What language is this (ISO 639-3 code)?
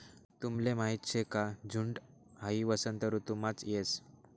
mar